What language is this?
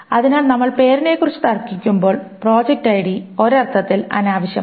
Malayalam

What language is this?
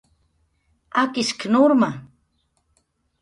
Jaqaru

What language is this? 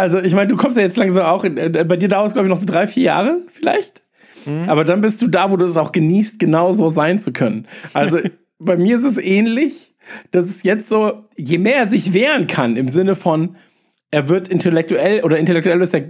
German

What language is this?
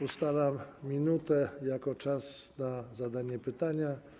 Polish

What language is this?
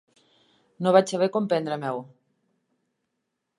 Catalan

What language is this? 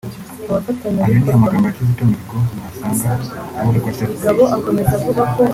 Kinyarwanda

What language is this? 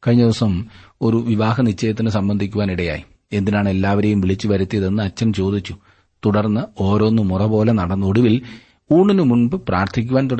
Malayalam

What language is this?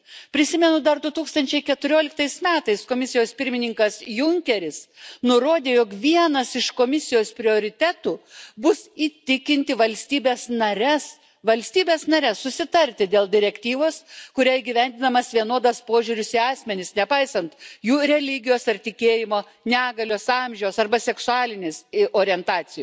Lithuanian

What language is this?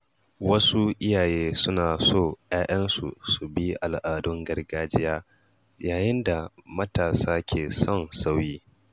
Hausa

